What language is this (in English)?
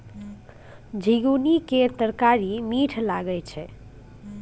Maithili